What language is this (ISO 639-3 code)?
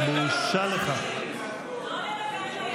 heb